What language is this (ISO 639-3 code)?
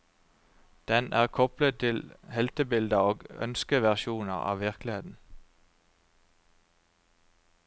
nor